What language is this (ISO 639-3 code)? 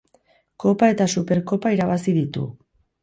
eus